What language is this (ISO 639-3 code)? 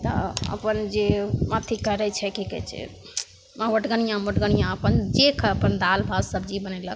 mai